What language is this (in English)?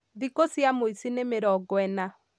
Kikuyu